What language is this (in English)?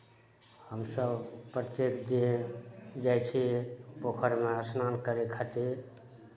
Maithili